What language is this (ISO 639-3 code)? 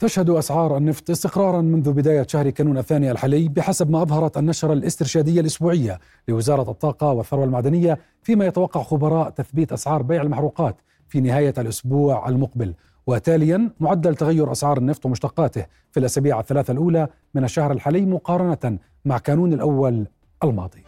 ara